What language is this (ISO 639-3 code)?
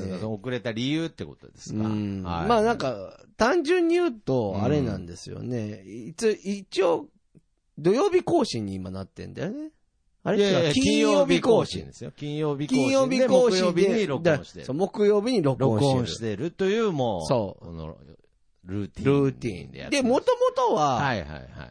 jpn